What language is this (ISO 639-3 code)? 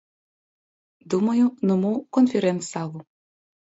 bel